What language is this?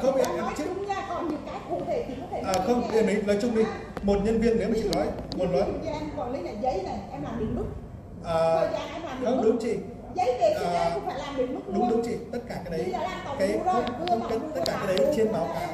Vietnamese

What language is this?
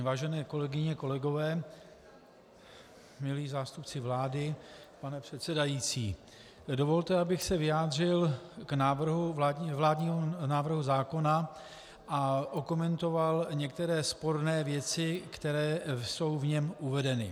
Czech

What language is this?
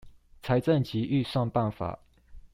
Chinese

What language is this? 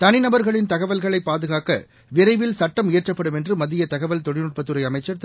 Tamil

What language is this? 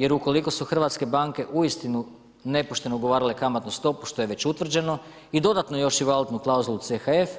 Croatian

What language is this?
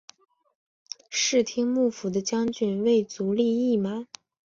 Chinese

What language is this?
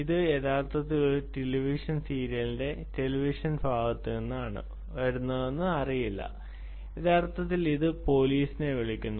Malayalam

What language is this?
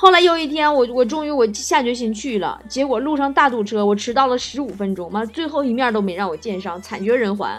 Chinese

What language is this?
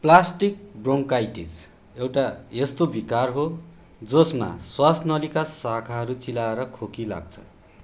Nepali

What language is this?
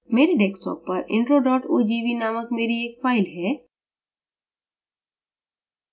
Hindi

